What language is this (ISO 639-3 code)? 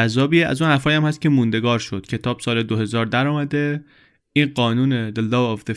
fas